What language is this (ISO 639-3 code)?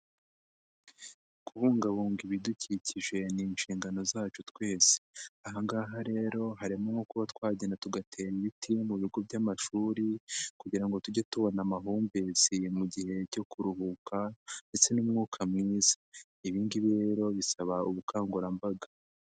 kin